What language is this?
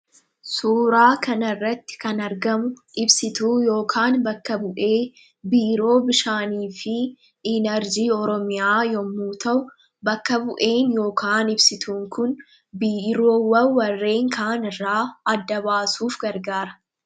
Oromo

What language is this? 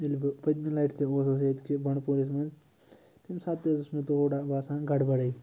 Kashmiri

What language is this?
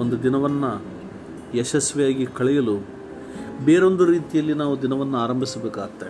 Kannada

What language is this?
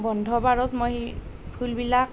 Assamese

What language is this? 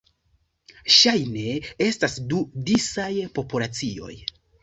Esperanto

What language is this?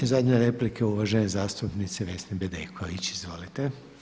Croatian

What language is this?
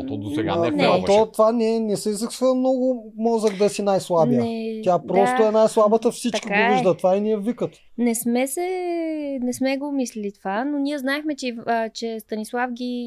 Bulgarian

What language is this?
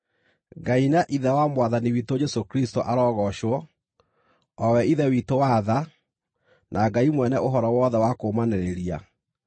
Kikuyu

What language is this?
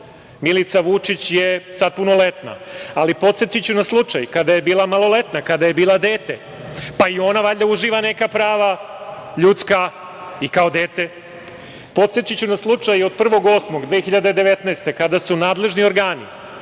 Serbian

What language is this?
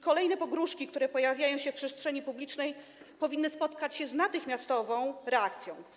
Polish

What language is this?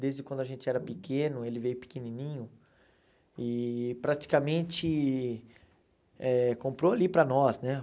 Portuguese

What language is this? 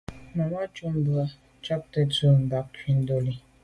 Medumba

